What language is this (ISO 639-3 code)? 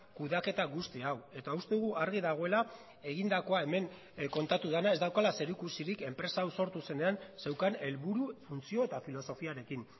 eus